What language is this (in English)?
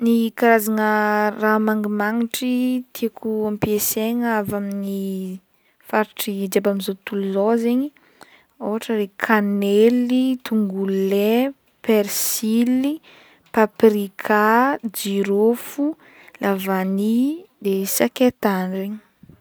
Northern Betsimisaraka Malagasy